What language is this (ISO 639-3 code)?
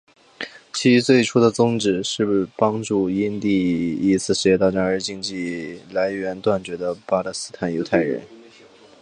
zho